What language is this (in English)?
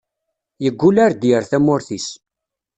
Kabyle